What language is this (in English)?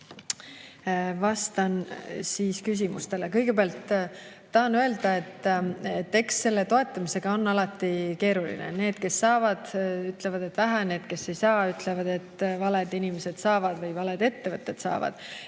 Estonian